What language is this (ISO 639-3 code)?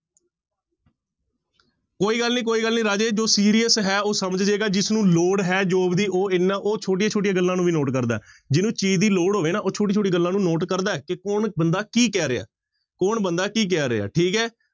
pan